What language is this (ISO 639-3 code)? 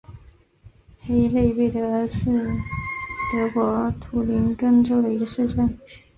zho